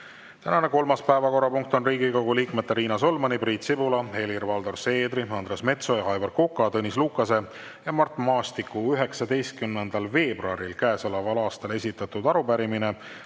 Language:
Estonian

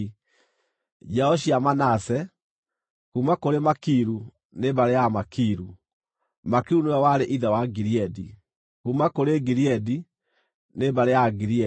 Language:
Kikuyu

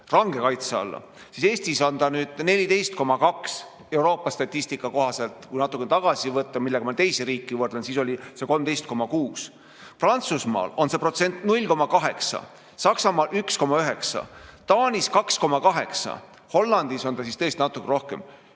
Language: Estonian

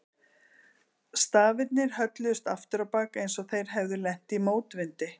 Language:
Icelandic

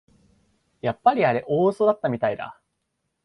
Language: Japanese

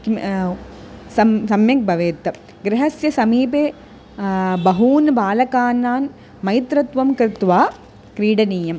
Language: Sanskrit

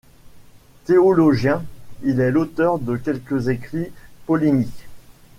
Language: French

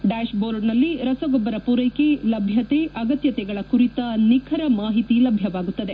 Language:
Kannada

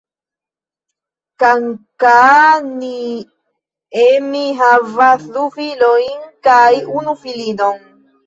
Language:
Esperanto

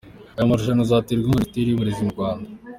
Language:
Kinyarwanda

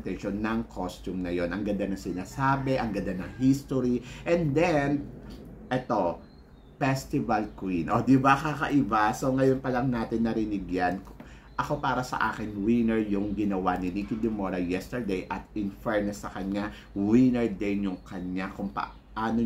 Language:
Filipino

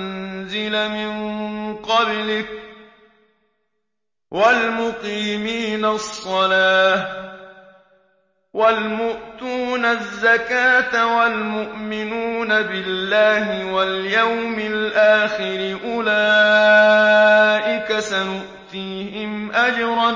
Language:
Arabic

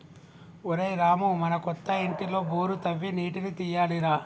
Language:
Telugu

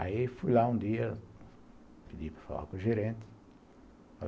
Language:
Portuguese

